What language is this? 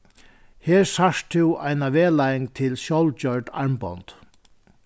Faroese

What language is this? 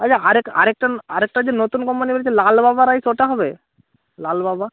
Bangla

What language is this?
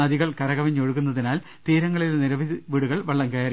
Malayalam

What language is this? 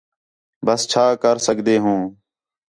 Khetrani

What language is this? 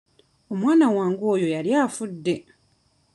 Ganda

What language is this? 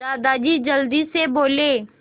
Hindi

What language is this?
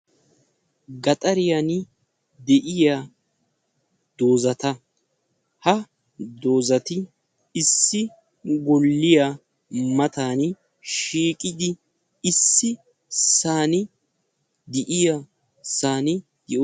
Wolaytta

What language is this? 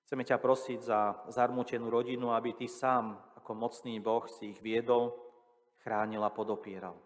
Slovak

